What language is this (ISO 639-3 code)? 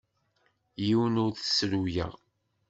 kab